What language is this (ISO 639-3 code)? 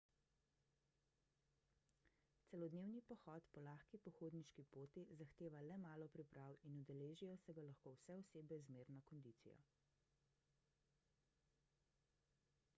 slv